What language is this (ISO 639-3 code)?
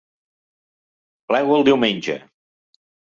cat